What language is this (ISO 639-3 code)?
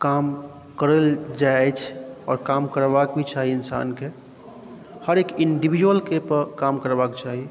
mai